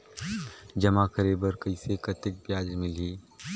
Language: Chhattisgarhi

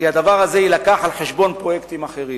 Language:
Hebrew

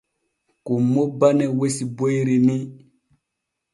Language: Borgu Fulfulde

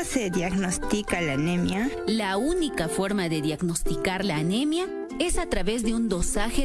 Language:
Spanish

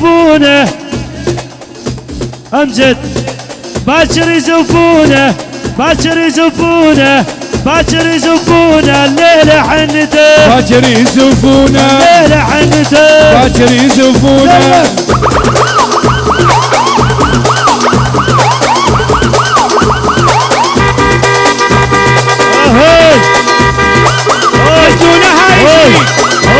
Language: Arabic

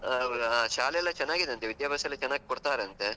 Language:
Kannada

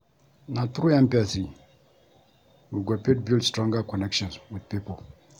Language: Nigerian Pidgin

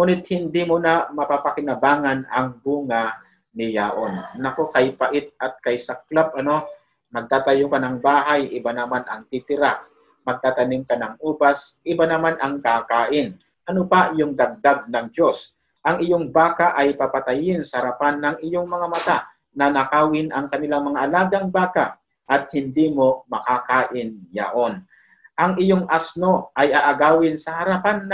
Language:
Filipino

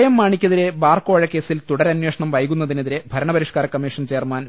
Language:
Malayalam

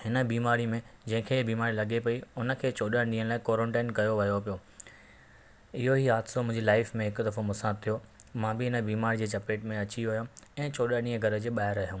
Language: Sindhi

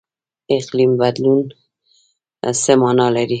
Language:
Pashto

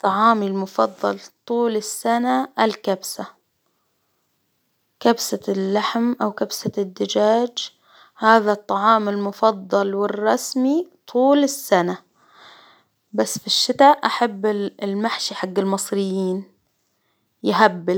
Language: Hijazi Arabic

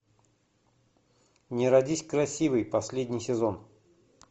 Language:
Russian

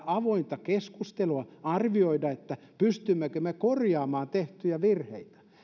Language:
Finnish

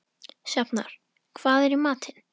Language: Icelandic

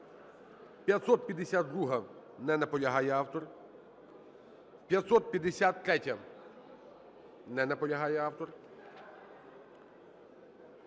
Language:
Ukrainian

